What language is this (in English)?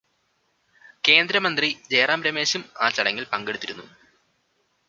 Malayalam